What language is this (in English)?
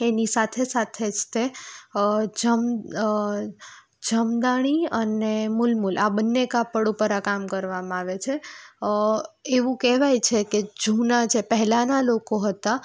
Gujarati